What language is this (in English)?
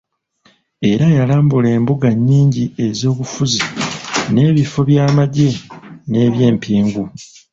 Ganda